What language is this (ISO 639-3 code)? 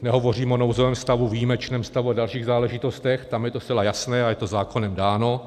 ces